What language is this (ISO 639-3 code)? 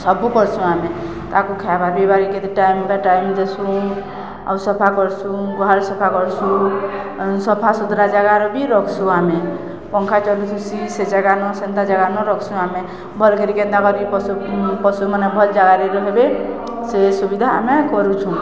ori